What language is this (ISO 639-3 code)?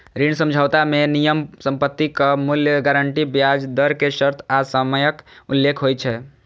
mai